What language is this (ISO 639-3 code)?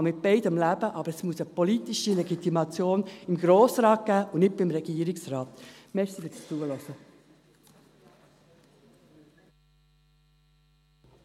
gsw